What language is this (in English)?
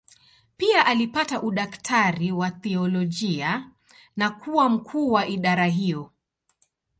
Swahili